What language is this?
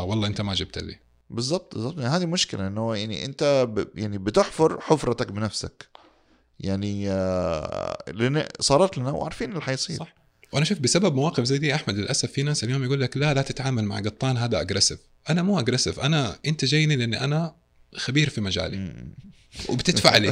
Arabic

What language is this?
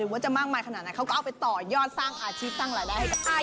Thai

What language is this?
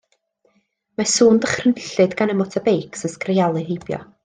Welsh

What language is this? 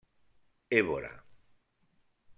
Catalan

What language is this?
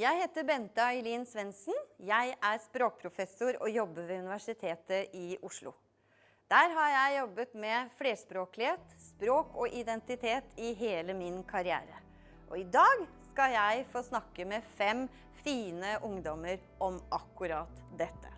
Norwegian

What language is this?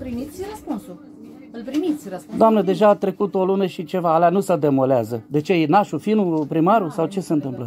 Romanian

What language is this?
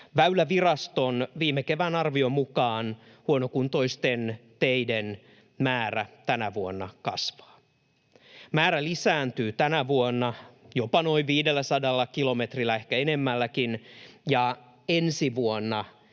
Finnish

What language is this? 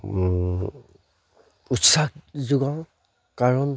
Assamese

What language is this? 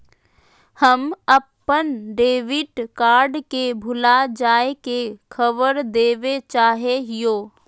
Magahi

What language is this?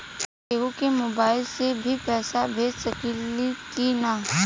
Bhojpuri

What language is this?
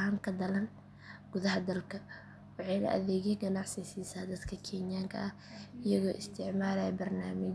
Somali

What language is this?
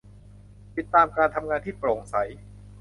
Thai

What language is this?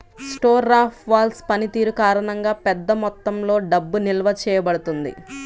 Telugu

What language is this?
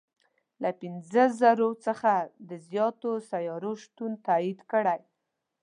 Pashto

